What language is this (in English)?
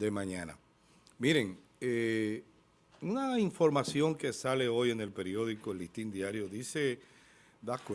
Spanish